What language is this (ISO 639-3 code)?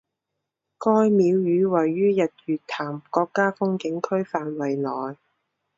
zho